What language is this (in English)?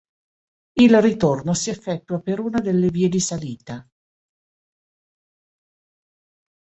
Italian